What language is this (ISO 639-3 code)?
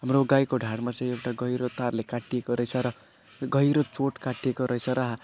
nep